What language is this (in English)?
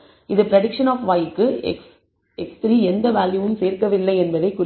Tamil